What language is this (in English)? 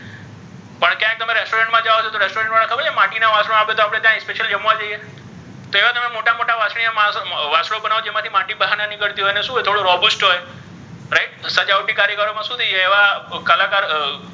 Gujarati